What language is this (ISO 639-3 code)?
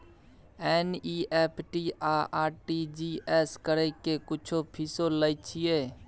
mai